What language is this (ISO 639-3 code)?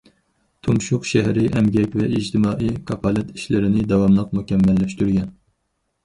uig